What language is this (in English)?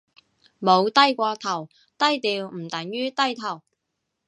Cantonese